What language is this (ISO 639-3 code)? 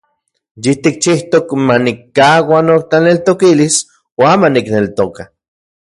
ncx